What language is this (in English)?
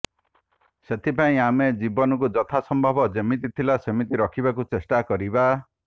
Odia